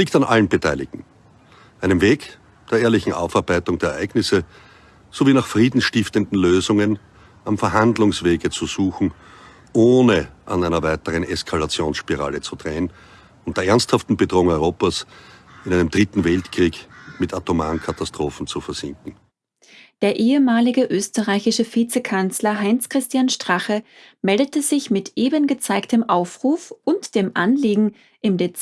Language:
German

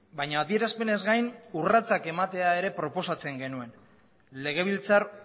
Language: Basque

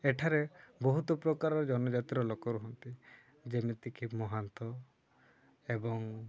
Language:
Odia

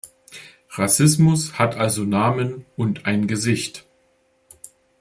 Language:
German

